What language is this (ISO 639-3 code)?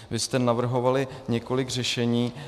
ces